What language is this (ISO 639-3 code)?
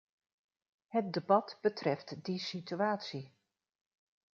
nld